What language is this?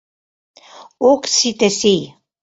Mari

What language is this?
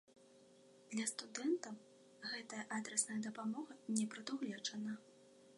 Belarusian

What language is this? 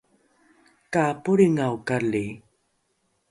Rukai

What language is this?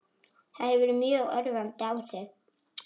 Icelandic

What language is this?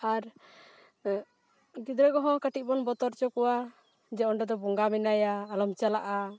Santali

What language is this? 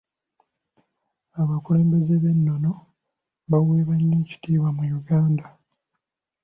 Ganda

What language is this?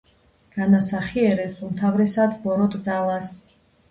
Georgian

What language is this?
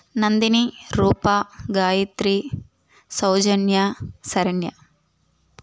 Telugu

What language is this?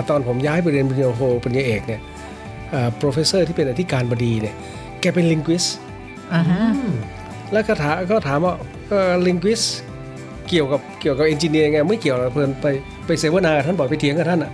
Thai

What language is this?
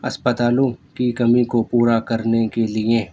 Urdu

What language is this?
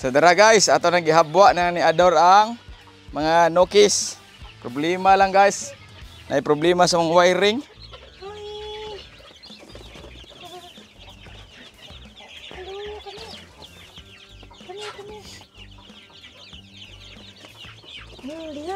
Filipino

